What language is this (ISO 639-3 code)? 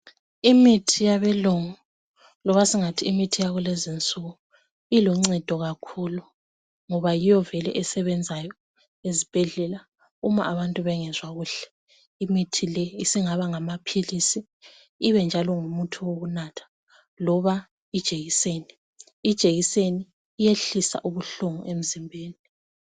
nde